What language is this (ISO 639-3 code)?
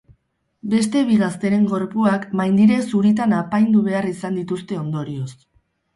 eus